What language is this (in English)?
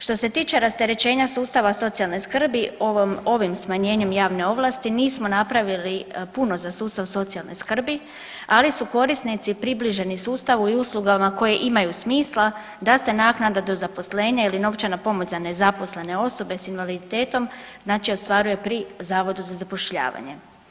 Croatian